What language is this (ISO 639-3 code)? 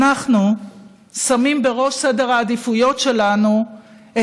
heb